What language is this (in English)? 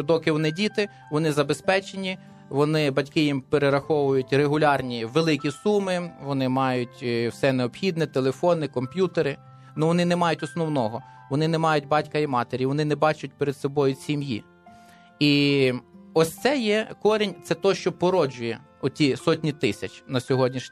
Ukrainian